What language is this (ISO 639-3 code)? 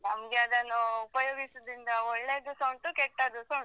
kan